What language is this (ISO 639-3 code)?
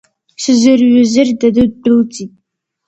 abk